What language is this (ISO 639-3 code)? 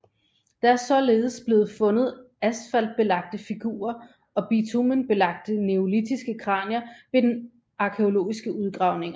dan